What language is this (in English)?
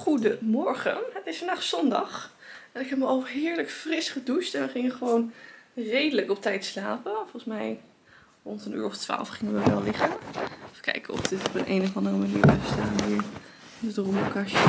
Dutch